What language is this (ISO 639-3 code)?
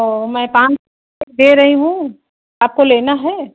urd